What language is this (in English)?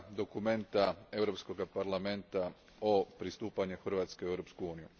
Croatian